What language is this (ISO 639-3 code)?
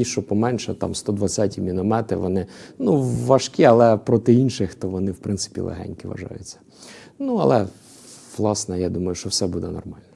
ukr